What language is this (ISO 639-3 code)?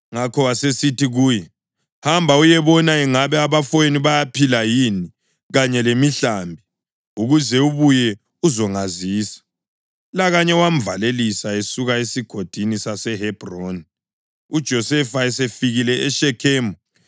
nde